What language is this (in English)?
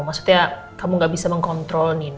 Indonesian